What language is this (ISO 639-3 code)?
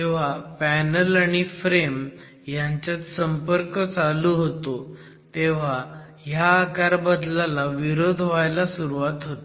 mar